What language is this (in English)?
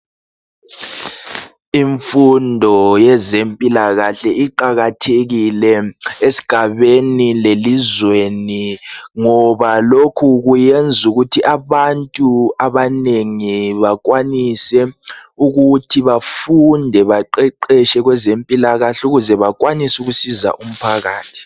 North Ndebele